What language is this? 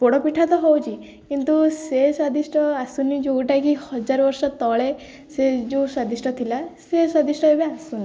Odia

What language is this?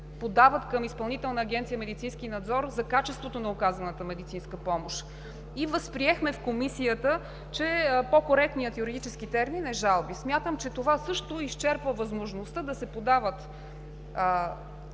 Bulgarian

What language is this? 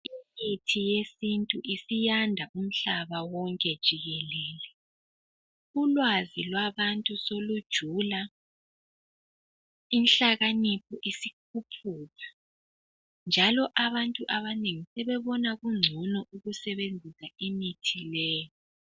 North Ndebele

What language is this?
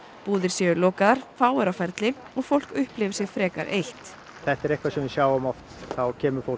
Icelandic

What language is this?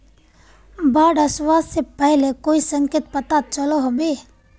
Magahi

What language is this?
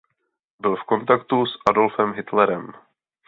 Czech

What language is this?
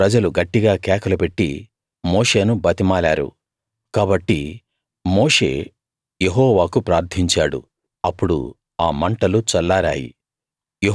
Telugu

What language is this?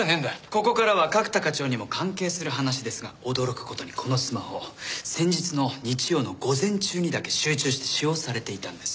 Japanese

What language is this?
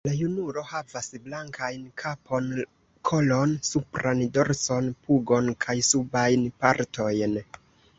Esperanto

